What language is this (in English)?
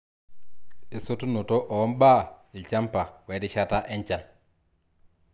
Masai